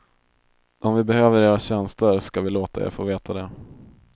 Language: Swedish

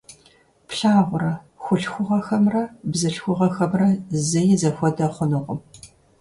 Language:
Kabardian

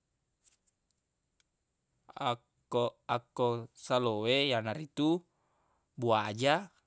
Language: Buginese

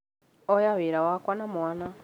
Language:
Kikuyu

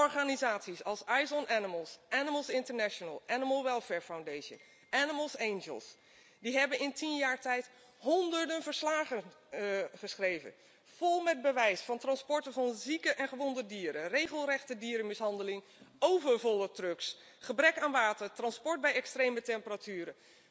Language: Dutch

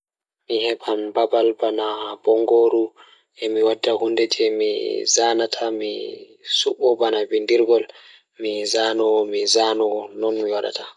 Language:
Fula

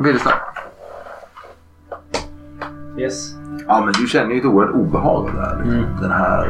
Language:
Swedish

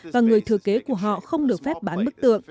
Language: Vietnamese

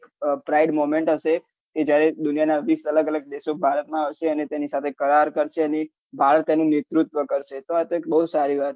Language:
Gujarati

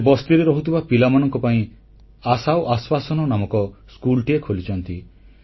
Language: Odia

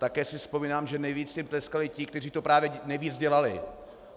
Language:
Czech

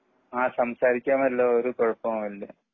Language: Malayalam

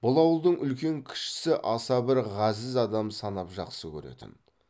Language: Kazakh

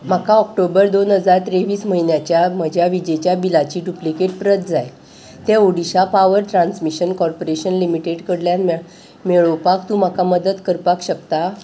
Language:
Konkani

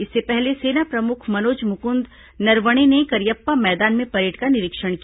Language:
Hindi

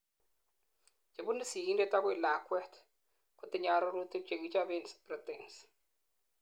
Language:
Kalenjin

